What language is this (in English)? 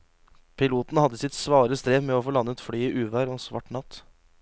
Norwegian